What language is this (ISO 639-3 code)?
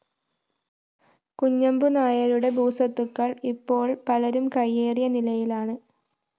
mal